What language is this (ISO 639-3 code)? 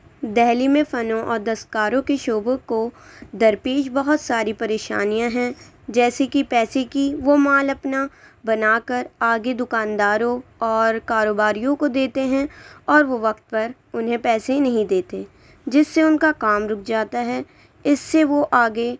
urd